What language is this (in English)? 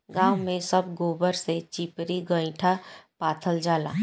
Bhojpuri